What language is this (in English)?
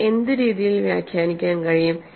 Malayalam